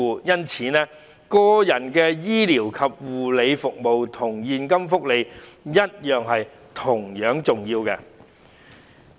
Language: Cantonese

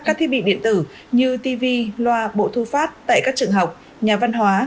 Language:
Vietnamese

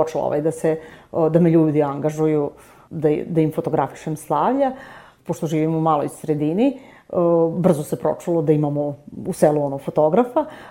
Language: Croatian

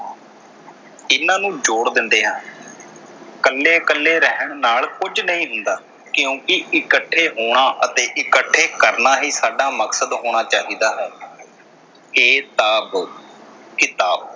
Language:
Punjabi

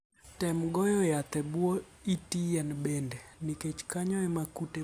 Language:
Luo (Kenya and Tanzania)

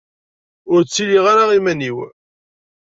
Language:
Kabyle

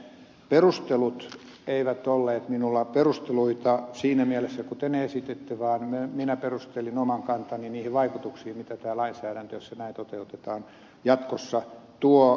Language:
Finnish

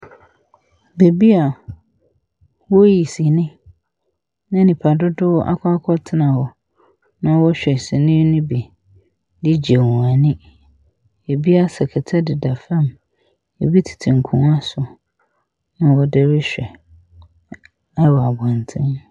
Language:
Akan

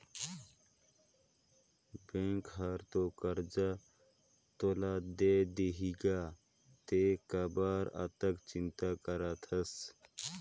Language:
Chhattisgarhi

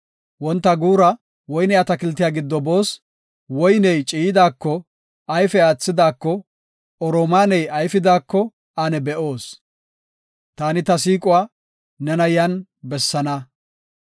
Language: Gofa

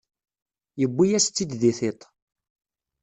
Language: Kabyle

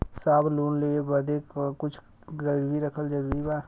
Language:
Bhojpuri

